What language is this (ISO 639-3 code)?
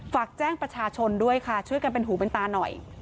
tha